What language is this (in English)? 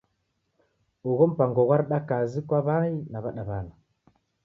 Taita